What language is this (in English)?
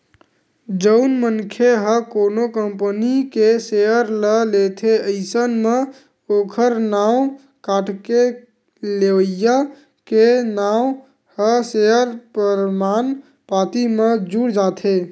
Chhattisgarhi